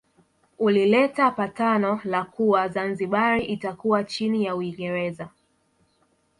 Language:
Swahili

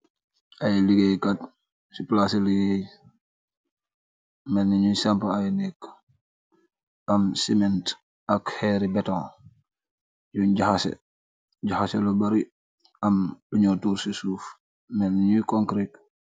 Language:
Wolof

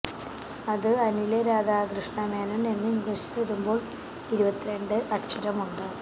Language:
Malayalam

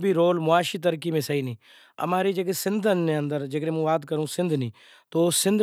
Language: Kachi Koli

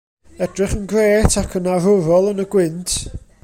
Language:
Welsh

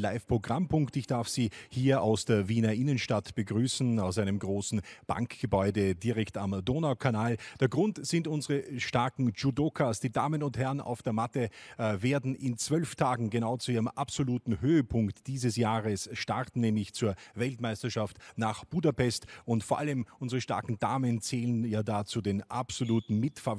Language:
German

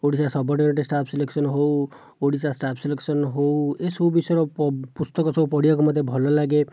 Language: Odia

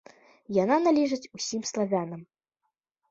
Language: Belarusian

